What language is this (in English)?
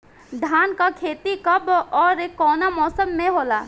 Bhojpuri